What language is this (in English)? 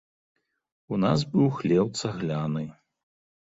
Belarusian